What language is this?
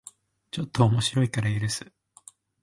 Japanese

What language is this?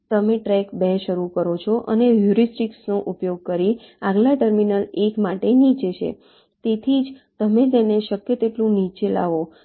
Gujarati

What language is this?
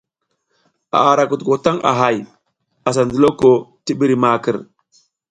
South Giziga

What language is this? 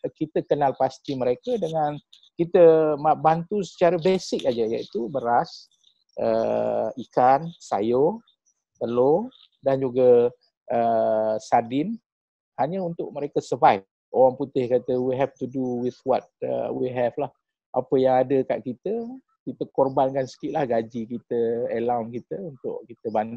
Malay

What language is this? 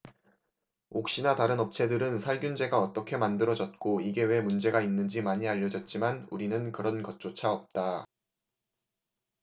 Korean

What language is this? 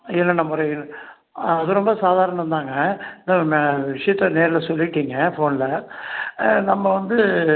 Tamil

